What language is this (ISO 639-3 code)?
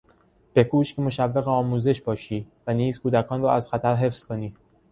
fas